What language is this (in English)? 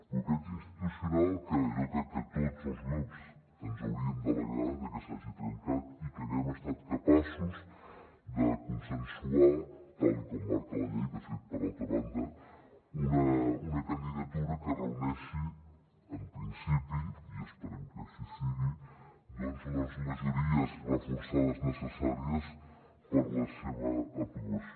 Catalan